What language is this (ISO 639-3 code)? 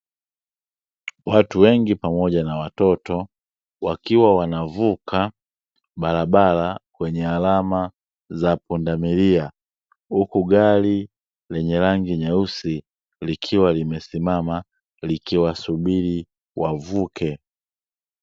swa